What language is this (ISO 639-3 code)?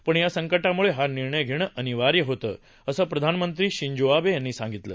mar